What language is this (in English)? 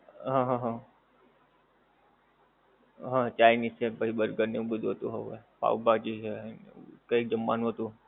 Gujarati